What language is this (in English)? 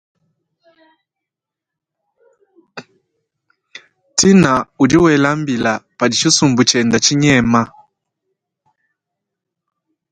Luba-Lulua